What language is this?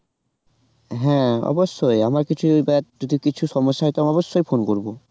Bangla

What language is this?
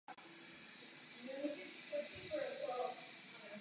Czech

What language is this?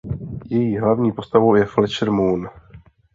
Czech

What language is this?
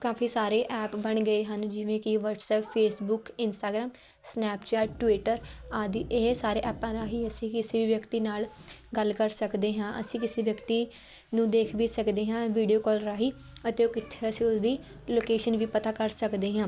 Punjabi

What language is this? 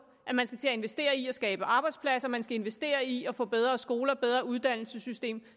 Danish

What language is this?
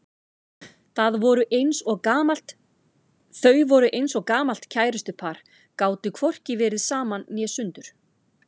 Icelandic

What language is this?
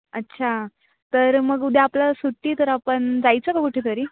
Marathi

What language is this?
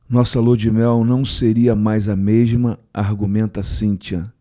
Portuguese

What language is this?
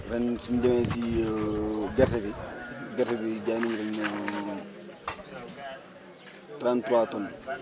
Wolof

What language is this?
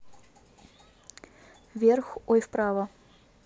Russian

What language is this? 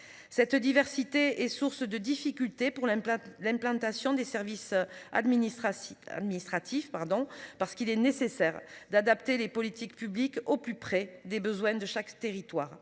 French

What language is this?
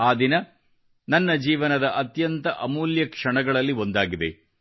Kannada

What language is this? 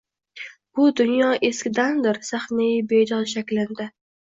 Uzbek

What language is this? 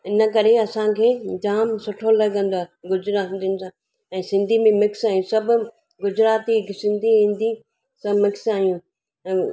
Sindhi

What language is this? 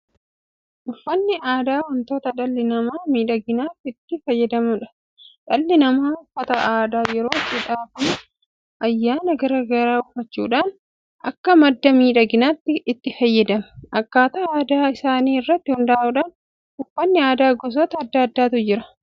Oromo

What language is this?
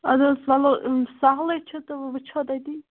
Kashmiri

